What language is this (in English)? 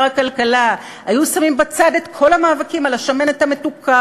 Hebrew